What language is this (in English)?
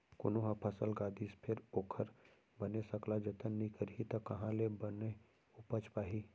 Chhattisgarhi